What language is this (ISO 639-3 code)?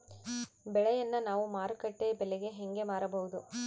kan